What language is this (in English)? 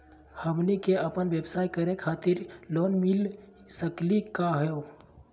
Magahi